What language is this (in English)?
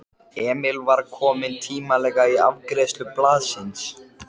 Icelandic